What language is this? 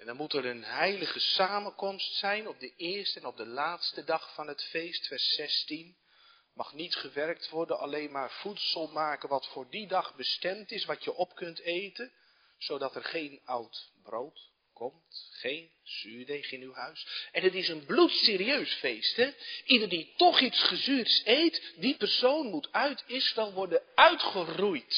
Dutch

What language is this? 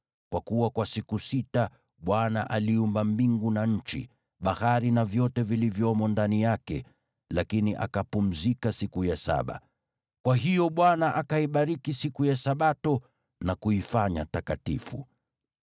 Swahili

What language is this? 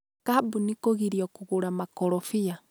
Kikuyu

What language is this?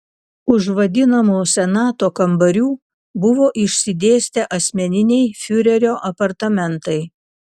Lithuanian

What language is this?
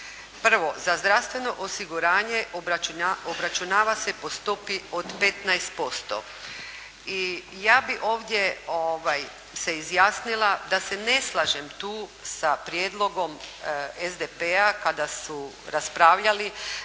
Croatian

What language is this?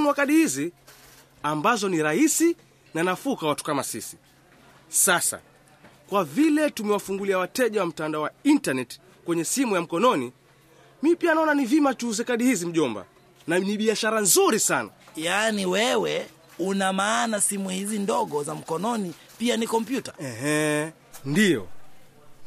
Swahili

